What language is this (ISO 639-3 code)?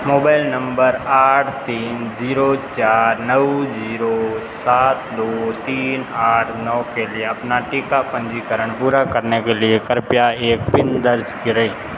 hin